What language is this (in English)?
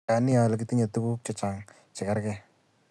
Kalenjin